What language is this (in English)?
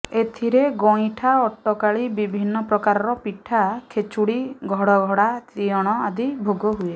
Odia